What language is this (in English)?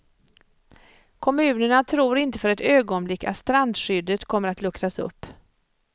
Swedish